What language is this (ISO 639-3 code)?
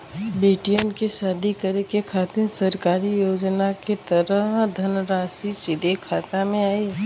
bho